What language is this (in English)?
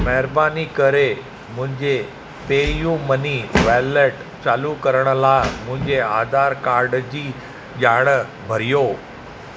Sindhi